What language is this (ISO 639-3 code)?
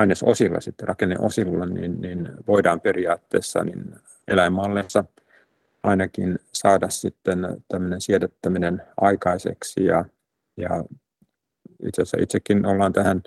fin